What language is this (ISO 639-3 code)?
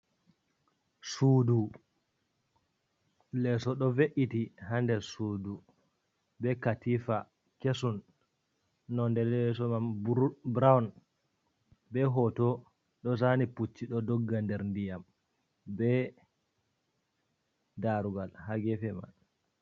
ful